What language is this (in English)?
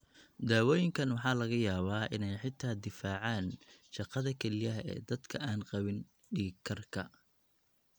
Somali